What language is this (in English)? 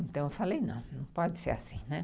Portuguese